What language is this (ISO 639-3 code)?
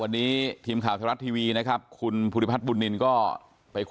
tha